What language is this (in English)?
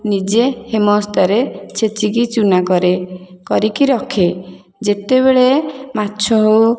Odia